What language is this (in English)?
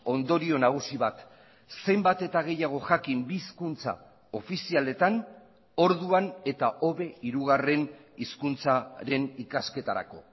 Basque